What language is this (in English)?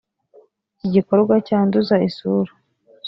Kinyarwanda